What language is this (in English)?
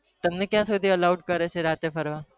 Gujarati